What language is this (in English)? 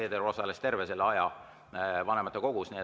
Estonian